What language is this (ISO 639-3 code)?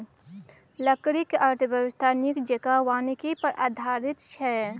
mai